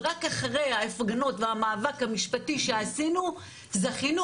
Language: Hebrew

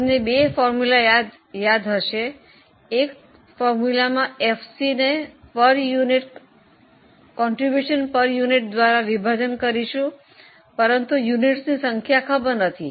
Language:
Gujarati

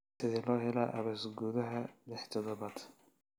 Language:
Somali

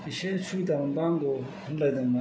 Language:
Bodo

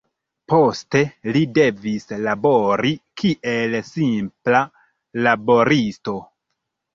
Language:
Esperanto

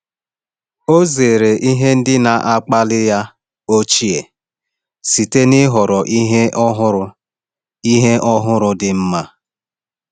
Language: Igbo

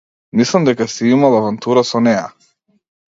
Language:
Macedonian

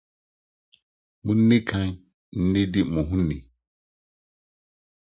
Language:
Akan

